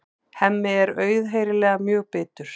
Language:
Icelandic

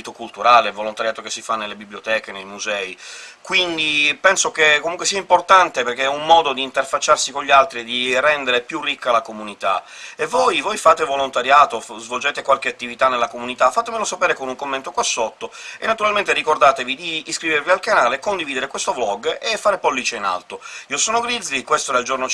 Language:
Italian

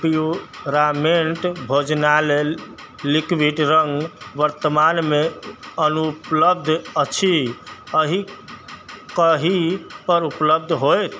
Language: Maithili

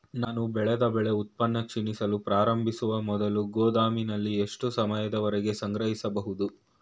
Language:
Kannada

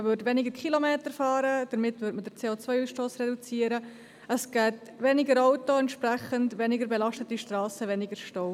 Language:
Swiss German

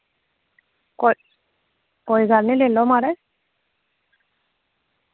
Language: Dogri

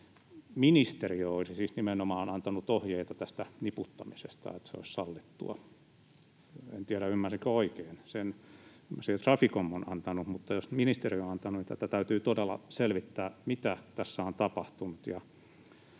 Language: Finnish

